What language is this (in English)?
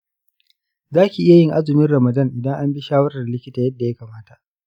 Hausa